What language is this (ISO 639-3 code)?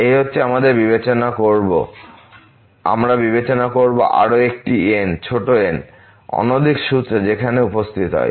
ben